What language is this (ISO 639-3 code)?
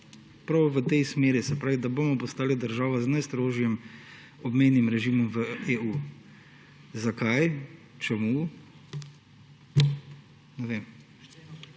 slv